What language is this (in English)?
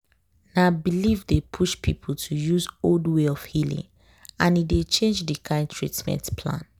Nigerian Pidgin